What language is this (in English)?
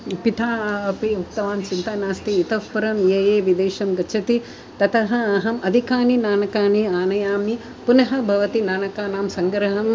Sanskrit